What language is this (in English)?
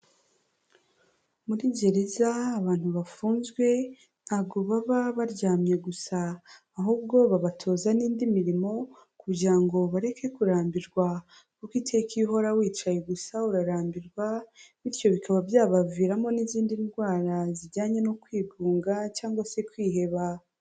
Kinyarwanda